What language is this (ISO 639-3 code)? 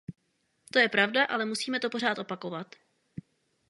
ces